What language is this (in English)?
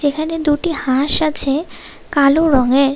Bangla